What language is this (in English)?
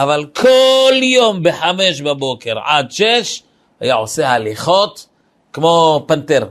Hebrew